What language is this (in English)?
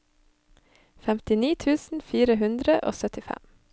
Norwegian